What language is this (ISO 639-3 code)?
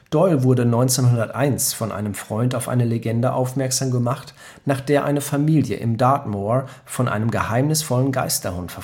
deu